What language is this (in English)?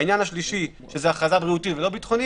Hebrew